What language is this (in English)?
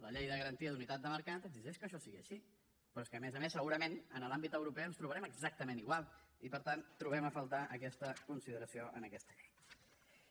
Catalan